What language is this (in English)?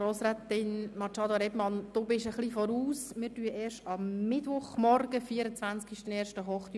Swiss German